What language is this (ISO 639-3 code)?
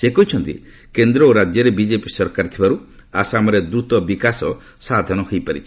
ori